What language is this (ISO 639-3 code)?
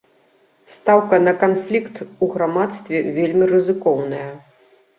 bel